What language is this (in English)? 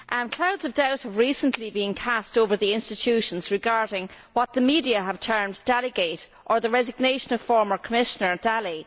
English